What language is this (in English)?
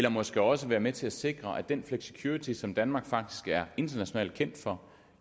Danish